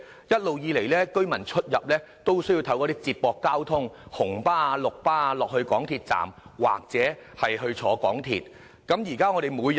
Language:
Cantonese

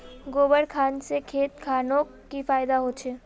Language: Magahi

